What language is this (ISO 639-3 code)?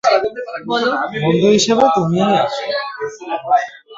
ben